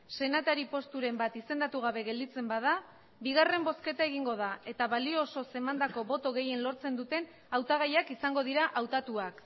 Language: Basque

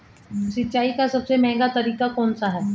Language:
Hindi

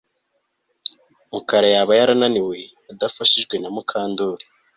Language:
Kinyarwanda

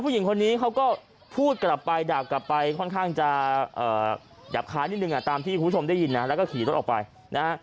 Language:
Thai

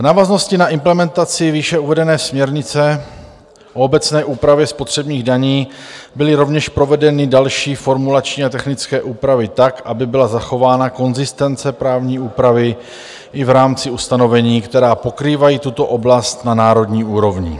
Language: Czech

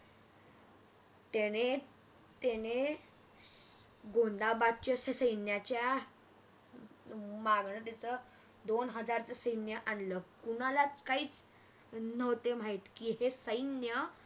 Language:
Marathi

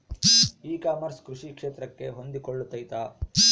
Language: Kannada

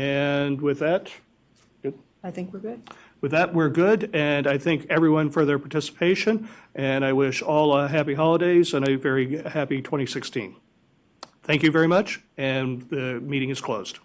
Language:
English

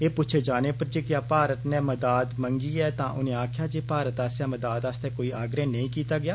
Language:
Dogri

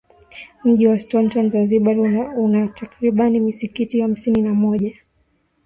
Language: Swahili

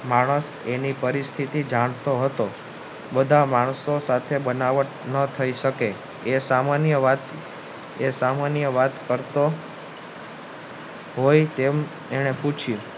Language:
Gujarati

